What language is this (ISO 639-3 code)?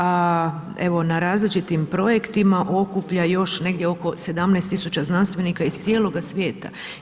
hrv